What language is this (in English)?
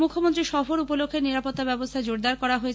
Bangla